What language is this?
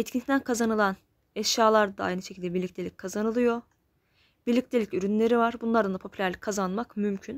Turkish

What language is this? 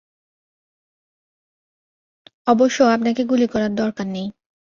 Bangla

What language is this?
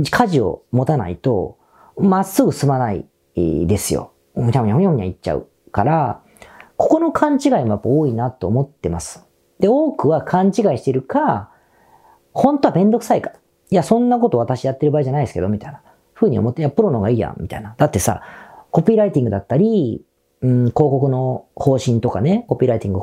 Japanese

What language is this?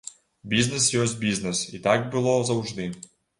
Belarusian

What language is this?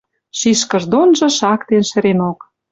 Western Mari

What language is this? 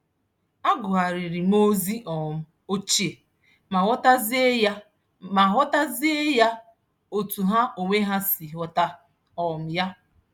Igbo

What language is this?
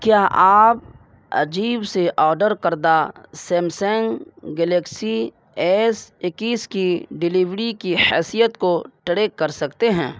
Urdu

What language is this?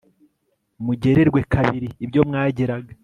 Kinyarwanda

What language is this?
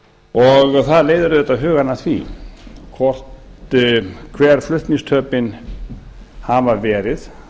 Icelandic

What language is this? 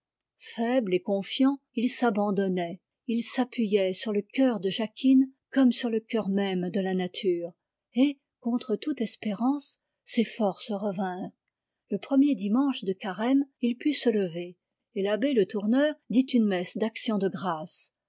French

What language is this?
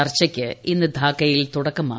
Malayalam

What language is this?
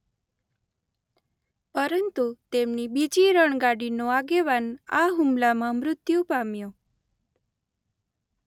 Gujarati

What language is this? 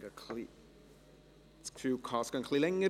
Swiss German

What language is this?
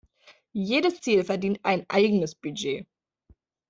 German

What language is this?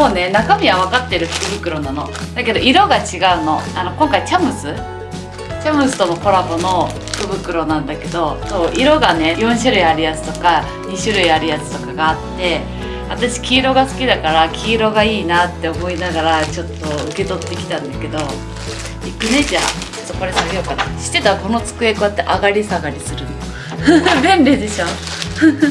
Japanese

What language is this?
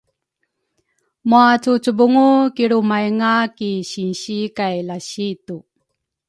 Rukai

